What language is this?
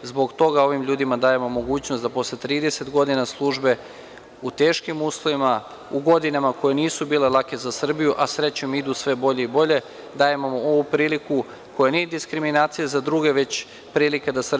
Serbian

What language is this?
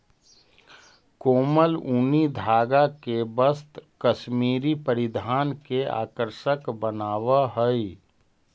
Magahi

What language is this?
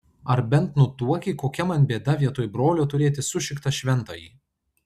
Lithuanian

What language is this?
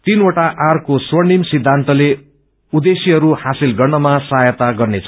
Nepali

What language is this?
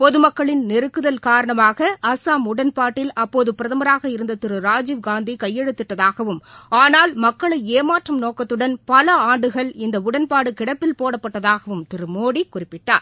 Tamil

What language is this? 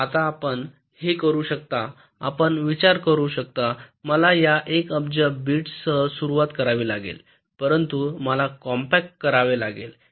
Marathi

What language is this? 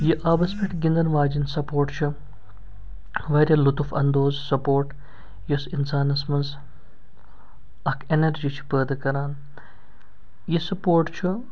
Kashmiri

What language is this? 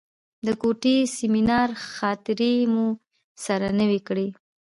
Pashto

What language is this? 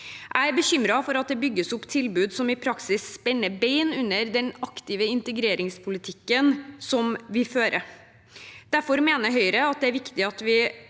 Norwegian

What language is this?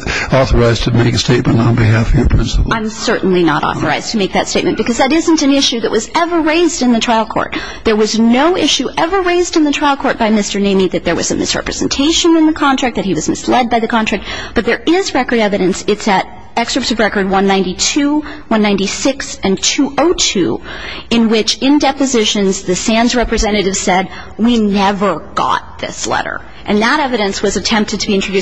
English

